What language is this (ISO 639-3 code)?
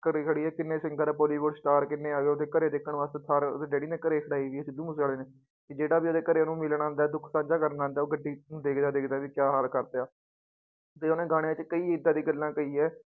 pan